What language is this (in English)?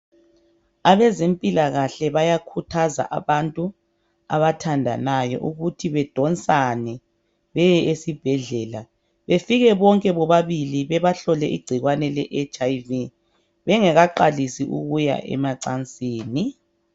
North Ndebele